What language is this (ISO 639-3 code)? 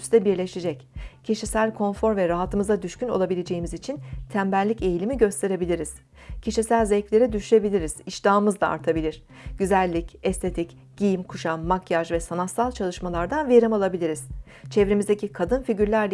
tur